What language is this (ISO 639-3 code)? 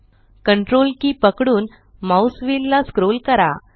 mar